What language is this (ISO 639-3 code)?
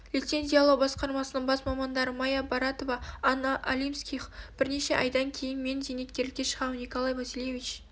kaz